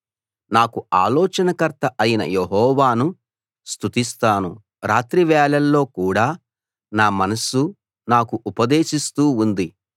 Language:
Telugu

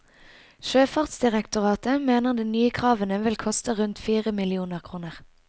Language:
Norwegian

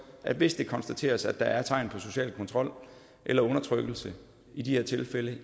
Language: Danish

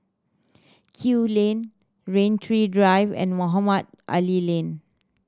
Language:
English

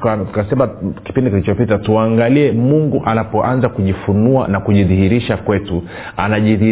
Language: Swahili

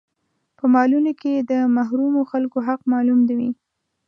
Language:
Pashto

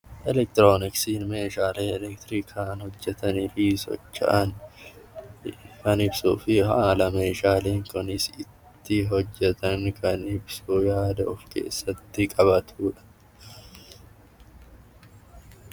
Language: Oromo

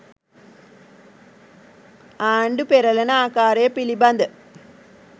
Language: Sinhala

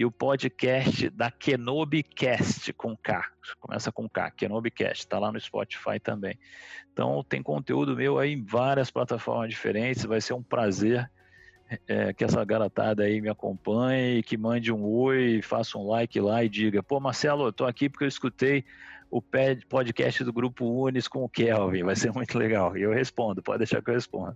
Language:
Portuguese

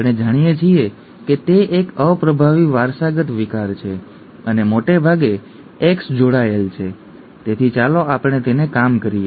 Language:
Gujarati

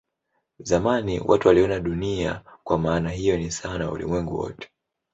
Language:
Swahili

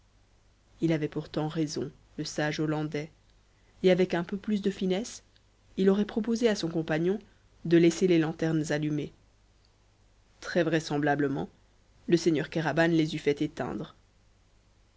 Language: French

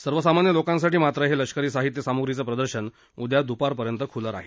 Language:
Marathi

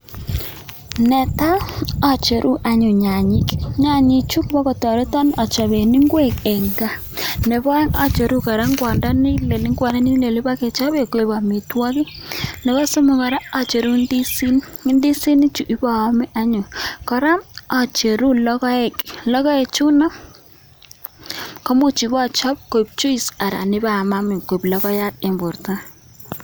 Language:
Kalenjin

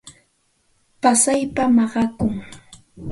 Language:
Santa Ana de Tusi Pasco Quechua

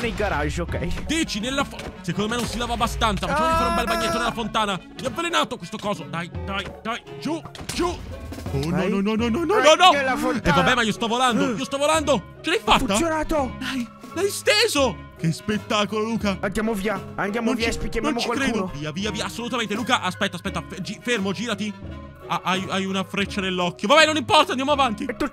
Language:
Italian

